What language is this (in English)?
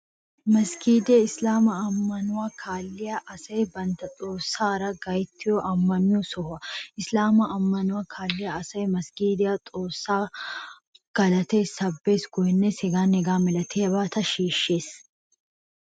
Wolaytta